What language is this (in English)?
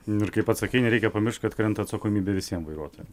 Lithuanian